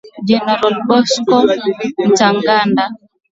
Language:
Swahili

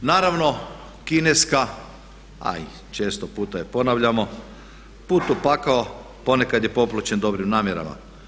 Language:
Croatian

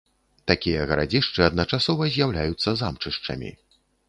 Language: Belarusian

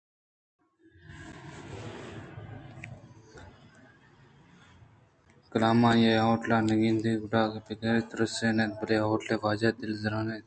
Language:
Eastern Balochi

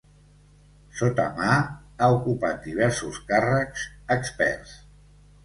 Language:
Catalan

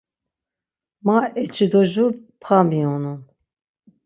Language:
Laz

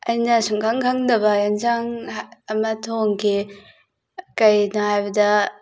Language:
Manipuri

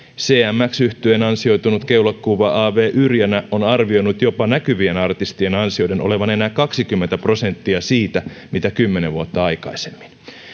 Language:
Finnish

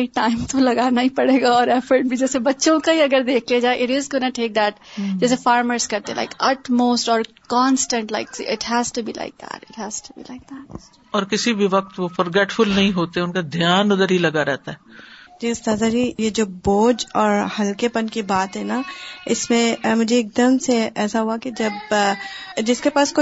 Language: Urdu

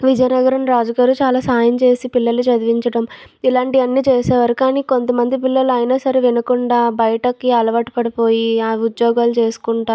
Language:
Telugu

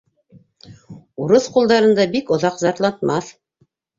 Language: Bashkir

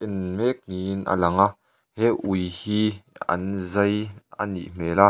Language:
Mizo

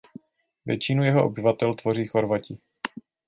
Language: Czech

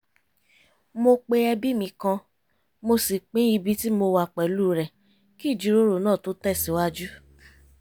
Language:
Yoruba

